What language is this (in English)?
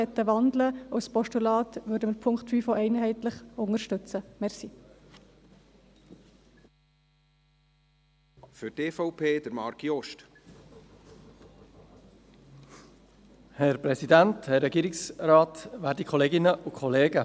Swiss German